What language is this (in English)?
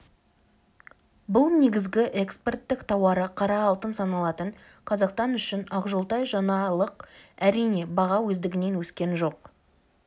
Kazakh